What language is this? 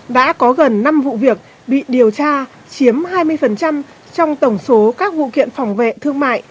Vietnamese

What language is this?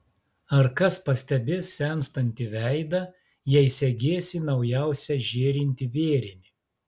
Lithuanian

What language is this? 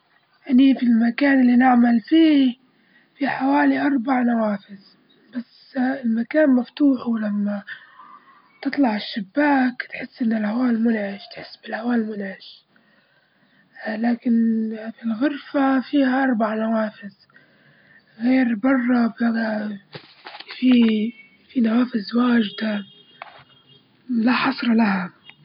Libyan Arabic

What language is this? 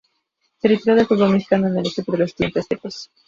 Spanish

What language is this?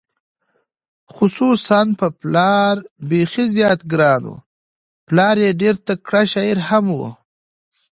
Pashto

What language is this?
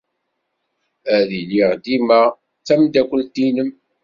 Kabyle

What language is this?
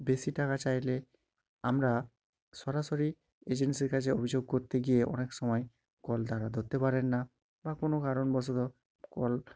Bangla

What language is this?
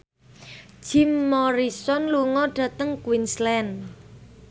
Javanese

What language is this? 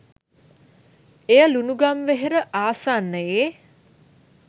Sinhala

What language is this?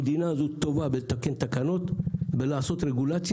Hebrew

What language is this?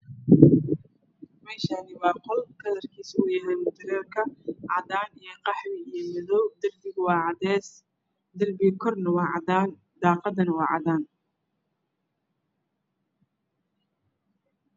Somali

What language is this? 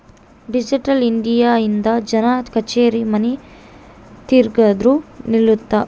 Kannada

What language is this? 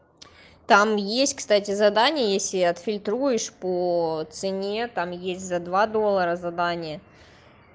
Russian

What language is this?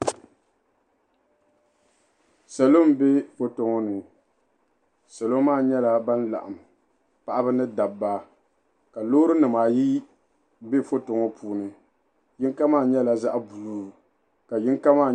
Dagbani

